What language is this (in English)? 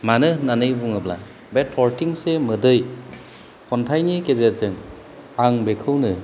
Bodo